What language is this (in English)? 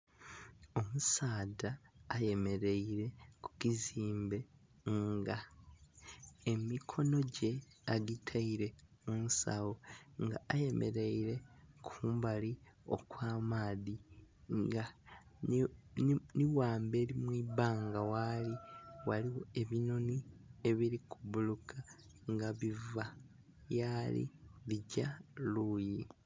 Soga